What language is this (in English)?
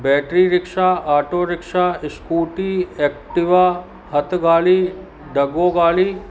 Sindhi